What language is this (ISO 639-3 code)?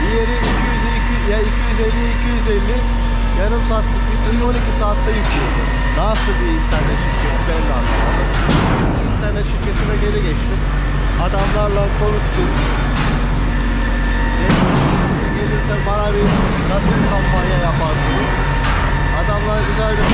tur